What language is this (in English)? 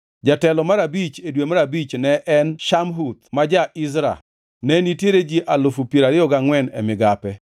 Luo (Kenya and Tanzania)